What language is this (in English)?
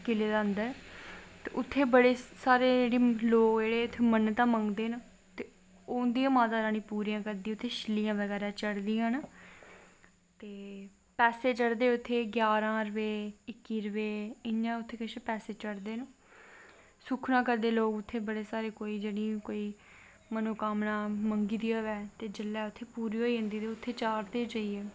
Dogri